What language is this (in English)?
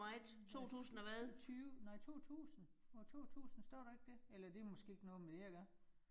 Danish